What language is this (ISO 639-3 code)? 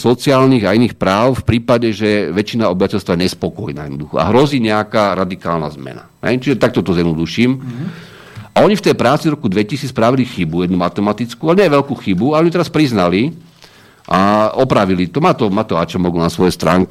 slk